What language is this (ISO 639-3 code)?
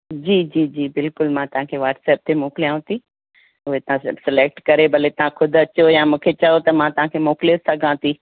snd